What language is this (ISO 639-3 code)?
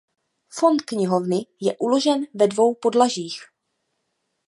ces